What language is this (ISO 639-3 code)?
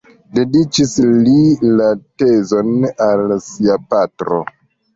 epo